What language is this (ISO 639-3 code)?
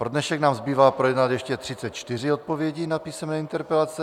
ces